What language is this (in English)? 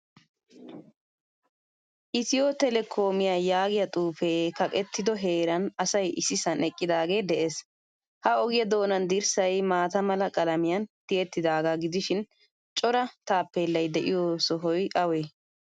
Wolaytta